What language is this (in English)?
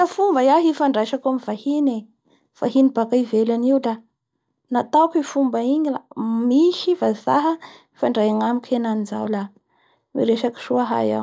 Bara Malagasy